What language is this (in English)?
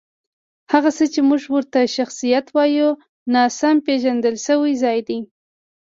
Pashto